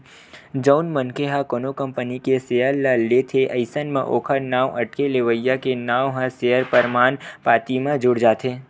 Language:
Chhattisgarhi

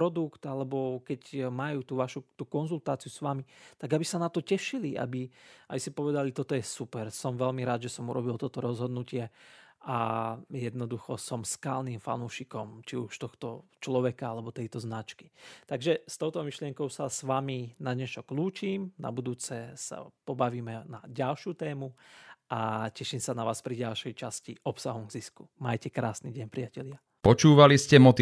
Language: Slovak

